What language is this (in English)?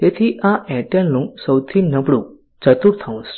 Gujarati